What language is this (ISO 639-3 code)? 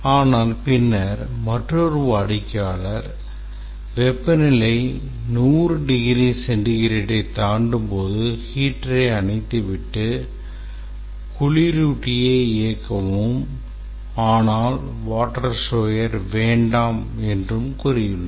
tam